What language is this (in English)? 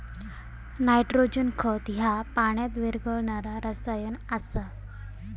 Marathi